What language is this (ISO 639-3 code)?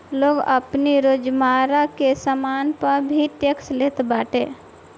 bho